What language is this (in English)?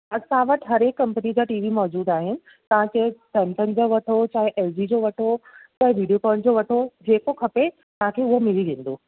Sindhi